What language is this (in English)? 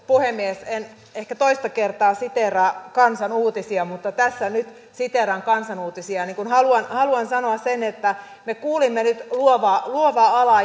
Finnish